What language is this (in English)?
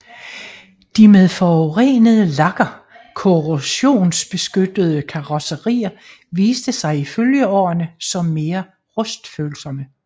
Danish